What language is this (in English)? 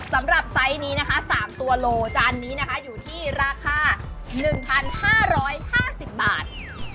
Thai